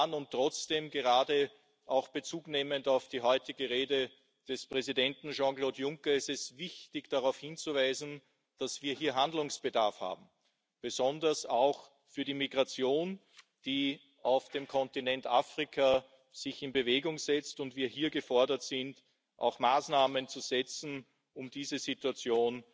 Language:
German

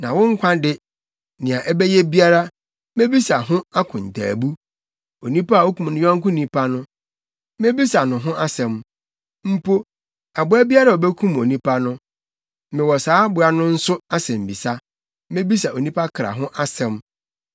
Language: Akan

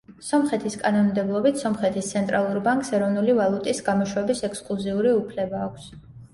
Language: Georgian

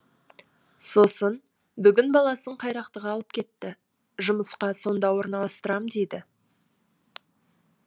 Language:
Kazakh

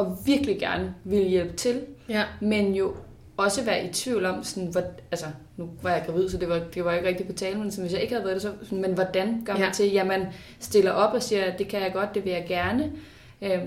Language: Danish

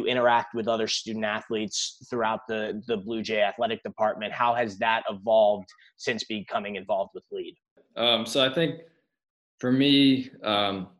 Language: English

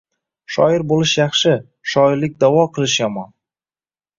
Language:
Uzbek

